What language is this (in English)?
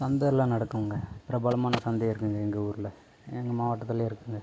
Tamil